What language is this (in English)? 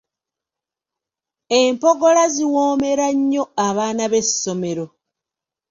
Ganda